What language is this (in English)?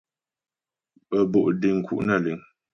Ghomala